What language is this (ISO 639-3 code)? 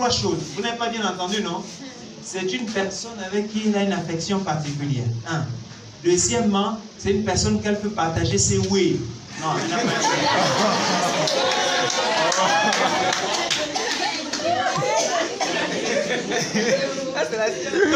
fra